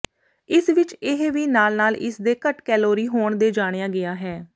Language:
Punjabi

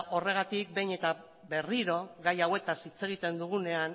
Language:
Basque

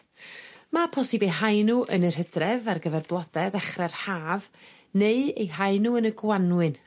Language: Welsh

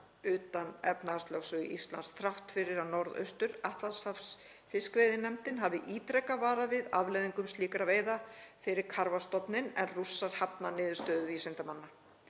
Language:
Icelandic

